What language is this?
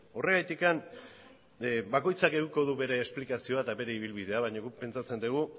Basque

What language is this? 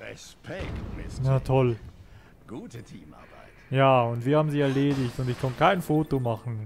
German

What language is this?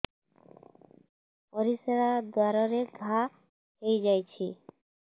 Odia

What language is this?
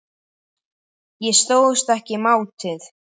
Icelandic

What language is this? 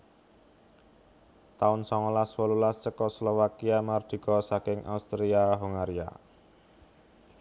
Javanese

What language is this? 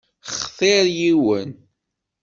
Kabyle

